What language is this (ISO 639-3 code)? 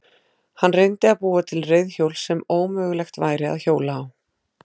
isl